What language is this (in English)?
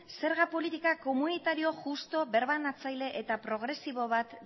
Basque